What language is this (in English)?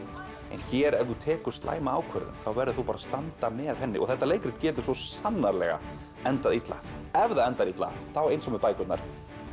Icelandic